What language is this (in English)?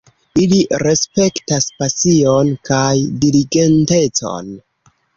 Esperanto